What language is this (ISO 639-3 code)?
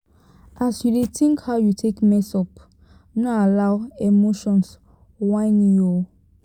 pcm